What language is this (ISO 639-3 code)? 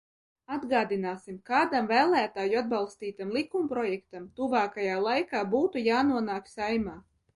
lav